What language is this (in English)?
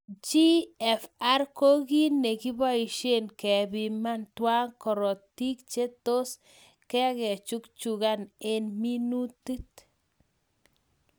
Kalenjin